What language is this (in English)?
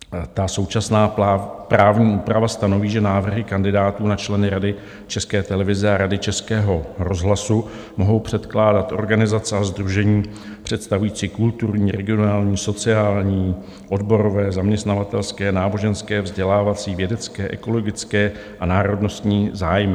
Czech